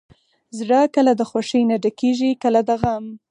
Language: Pashto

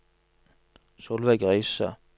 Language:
Norwegian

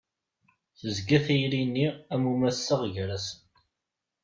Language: Kabyle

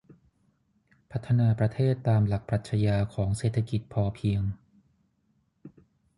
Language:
Thai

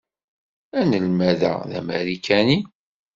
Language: Kabyle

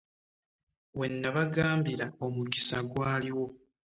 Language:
Ganda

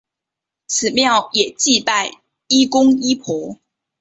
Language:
Chinese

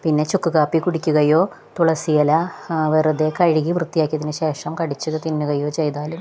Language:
Malayalam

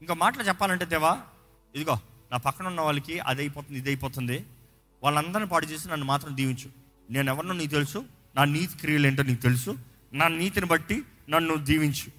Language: Telugu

